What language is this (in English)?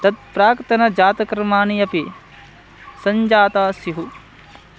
Sanskrit